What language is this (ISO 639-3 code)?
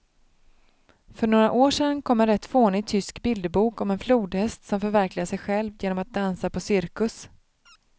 swe